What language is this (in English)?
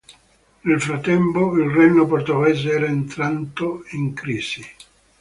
Italian